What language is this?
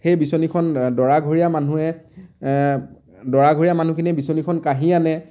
Assamese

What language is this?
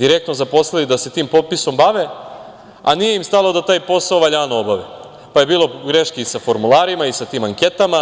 Serbian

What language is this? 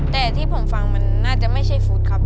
Thai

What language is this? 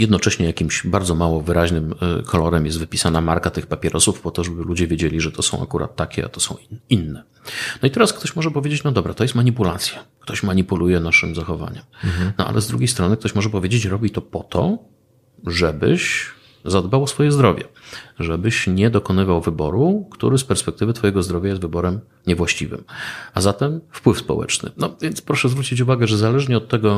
Polish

